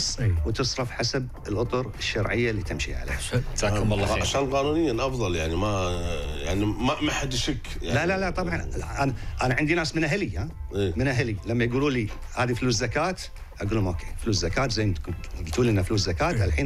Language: Arabic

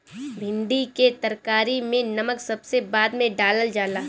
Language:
Bhojpuri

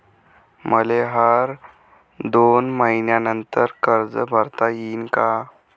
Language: Marathi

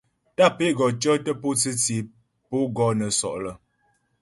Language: Ghomala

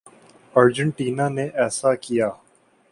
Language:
Urdu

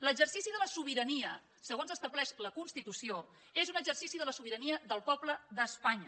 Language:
Catalan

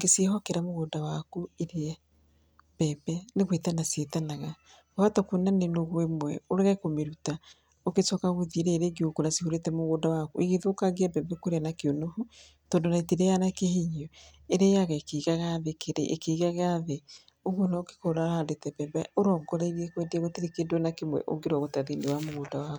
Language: Kikuyu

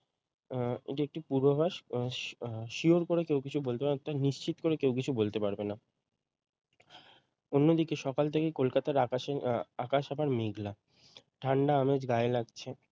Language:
Bangla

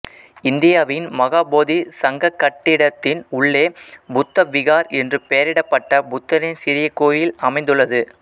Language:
Tamil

